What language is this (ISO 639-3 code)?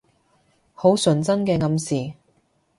yue